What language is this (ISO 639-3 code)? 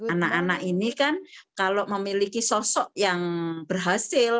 ind